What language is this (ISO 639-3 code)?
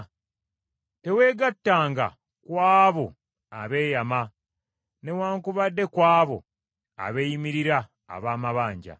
lug